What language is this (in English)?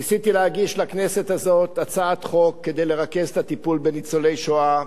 Hebrew